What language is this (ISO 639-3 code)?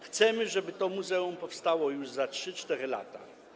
pol